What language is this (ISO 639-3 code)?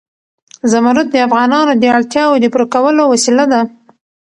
pus